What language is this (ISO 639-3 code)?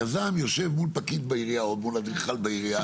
heb